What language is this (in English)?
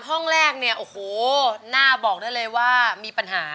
Thai